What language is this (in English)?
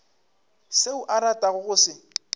Northern Sotho